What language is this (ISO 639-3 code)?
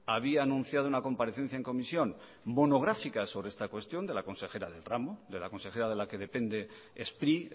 spa